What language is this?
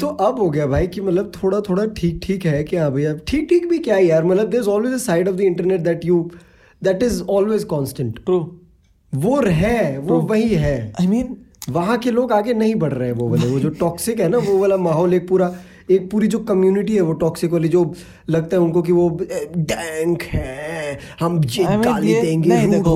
Hindi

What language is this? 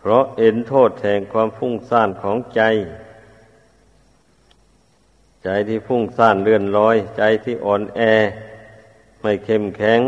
Thai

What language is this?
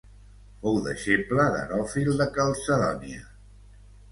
Catalan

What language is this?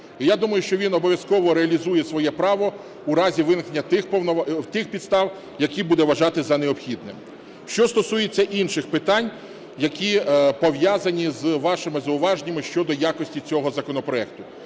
Ukrainian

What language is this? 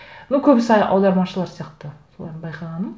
Kazakh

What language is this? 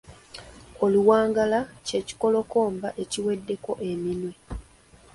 Ganda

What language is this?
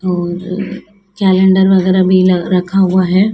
Hindi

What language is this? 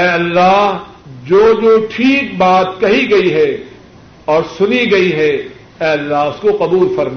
Urdu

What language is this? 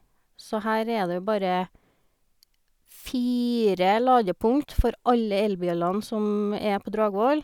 Norwegian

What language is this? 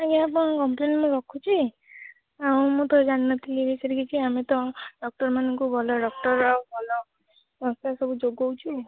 Odia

